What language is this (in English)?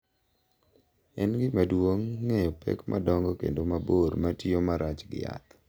Luo (Kenya and Tanzania)